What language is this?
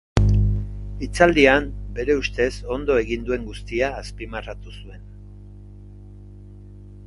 Basque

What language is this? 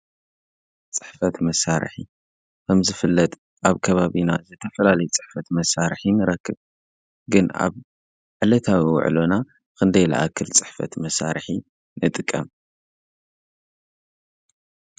Tigrinya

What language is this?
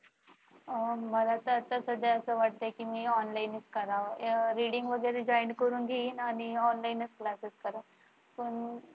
Marathi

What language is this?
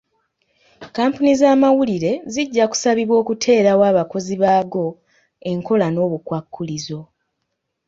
Ganda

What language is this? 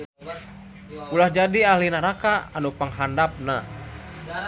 Sundanese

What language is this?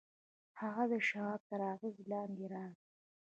Pashto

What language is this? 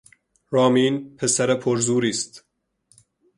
Persian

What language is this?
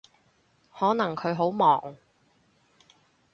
Cantonese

